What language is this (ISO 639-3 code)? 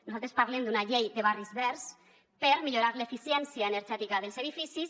cat